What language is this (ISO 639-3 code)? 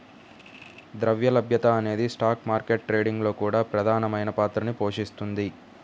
tel